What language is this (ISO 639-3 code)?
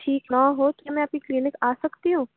urd